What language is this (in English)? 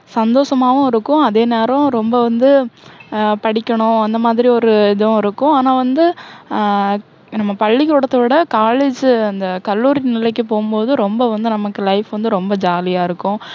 Tamil